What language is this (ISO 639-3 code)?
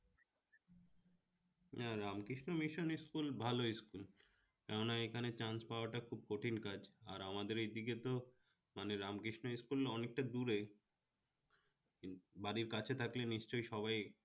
ben